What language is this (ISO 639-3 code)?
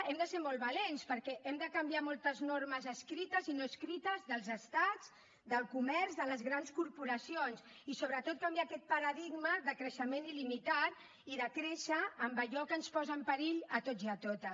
cat